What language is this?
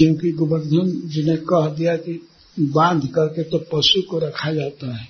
Hindi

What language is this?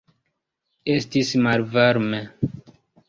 Esperanto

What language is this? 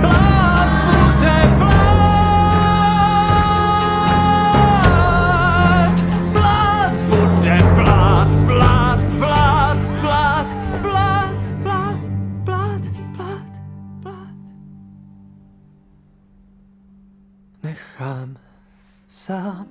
Czech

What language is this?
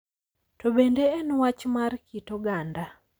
Luo (Kenya and Tanzania)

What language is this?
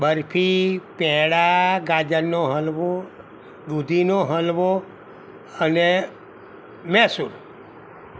Gujarati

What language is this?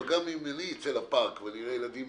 Hebrew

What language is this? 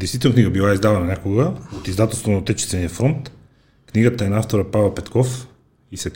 Bulgarian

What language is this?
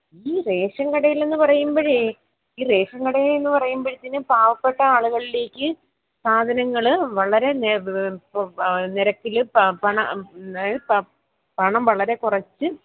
Malayalam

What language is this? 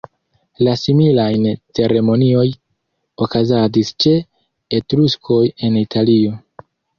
Esperanto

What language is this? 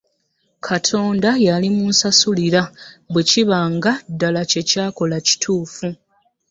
Ganda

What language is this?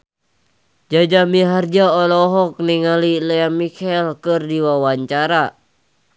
Sundanese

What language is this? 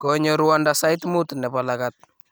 Kalenjin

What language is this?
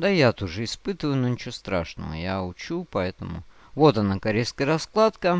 Russian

